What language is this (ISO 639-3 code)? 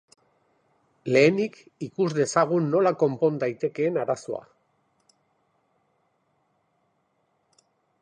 eus